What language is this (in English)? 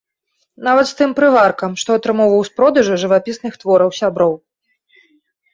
Belarusian